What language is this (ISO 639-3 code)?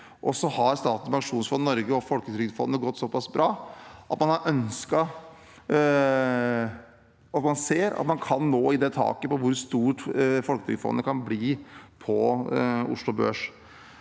nor